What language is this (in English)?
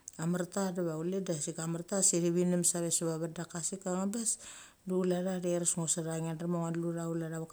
Mali